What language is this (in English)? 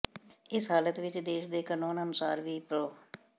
Punjabi